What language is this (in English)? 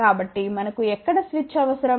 Telugu